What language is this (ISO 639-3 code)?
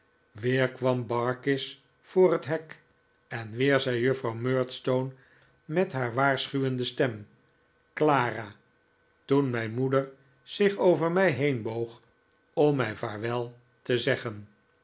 nld